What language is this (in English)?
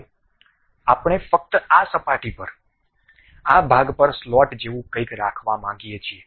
Gujarati